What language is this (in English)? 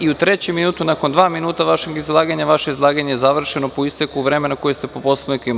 Serbian